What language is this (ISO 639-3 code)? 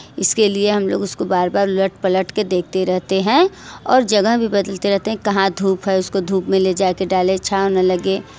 hin